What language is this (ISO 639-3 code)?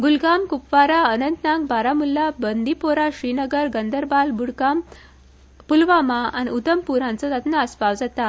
kok